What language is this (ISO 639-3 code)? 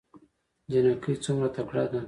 pus